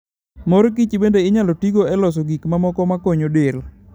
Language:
Luo (Kenya and Tanzania)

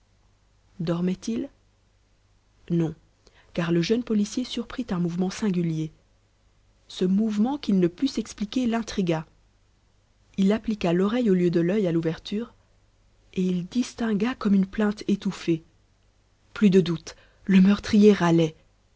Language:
French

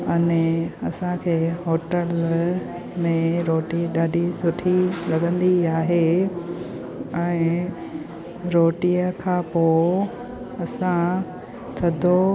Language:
Sindhi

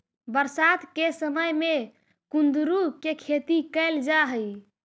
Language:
Magahi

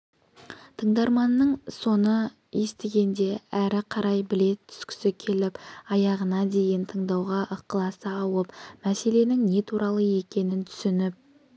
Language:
Kazakh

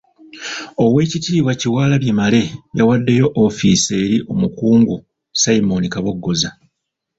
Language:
Ganda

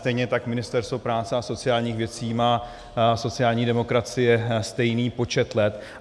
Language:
Czech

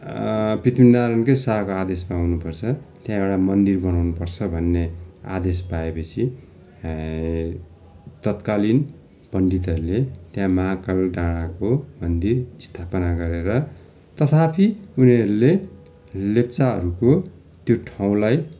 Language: Nepali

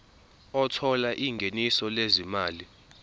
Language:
Zulu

